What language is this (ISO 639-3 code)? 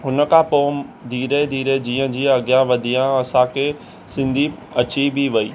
snd